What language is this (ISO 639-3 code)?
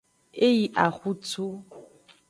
ajg